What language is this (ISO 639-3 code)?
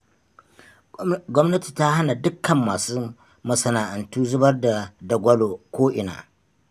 hau